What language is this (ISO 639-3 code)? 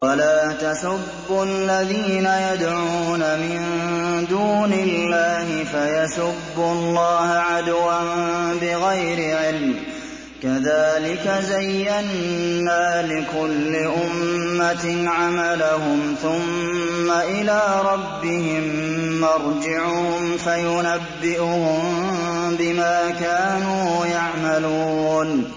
ara